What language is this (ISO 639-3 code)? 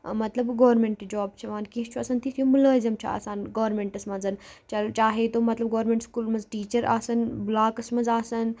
kas